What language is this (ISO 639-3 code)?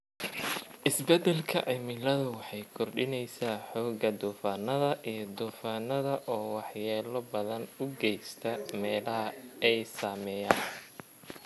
som